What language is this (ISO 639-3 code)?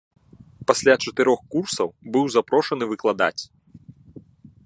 bel